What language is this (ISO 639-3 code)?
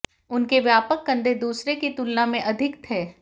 hin